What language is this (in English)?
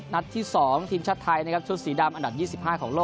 Thai